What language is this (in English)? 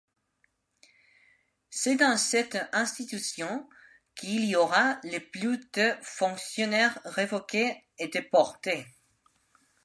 French